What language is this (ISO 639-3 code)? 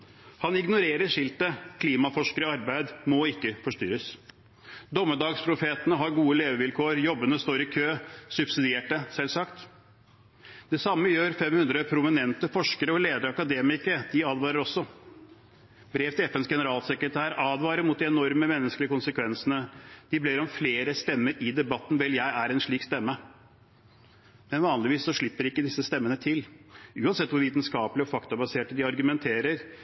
nob